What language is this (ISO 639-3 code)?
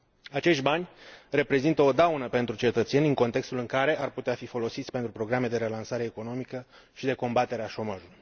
ron